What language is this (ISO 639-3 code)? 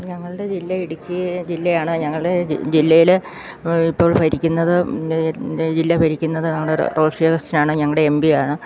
mal